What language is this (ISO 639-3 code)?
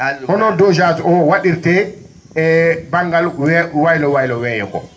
ful